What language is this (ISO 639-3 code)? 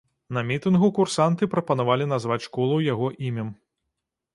bel